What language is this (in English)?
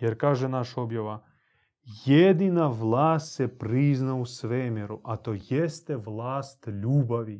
Croatian